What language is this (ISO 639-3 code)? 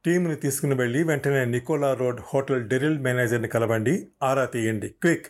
tel